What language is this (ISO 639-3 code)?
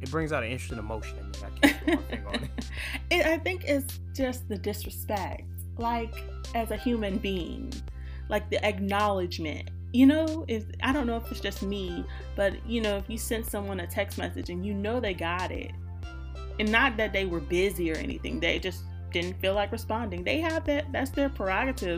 eng